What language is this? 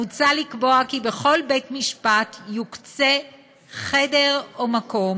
Hebrew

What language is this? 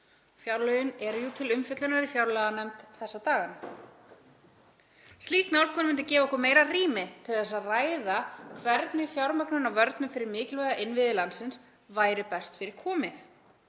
Icelandic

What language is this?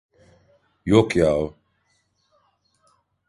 Turkish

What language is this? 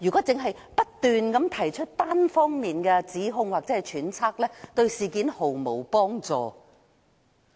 Cantonese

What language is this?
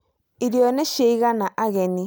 Kikuyu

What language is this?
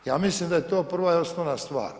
Croatian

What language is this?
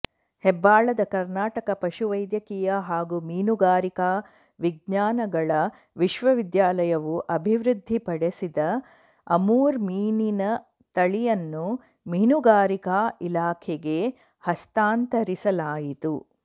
Kannada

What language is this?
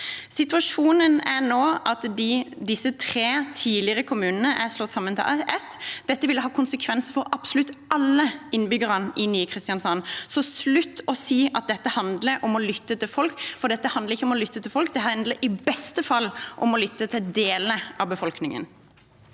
Norwegian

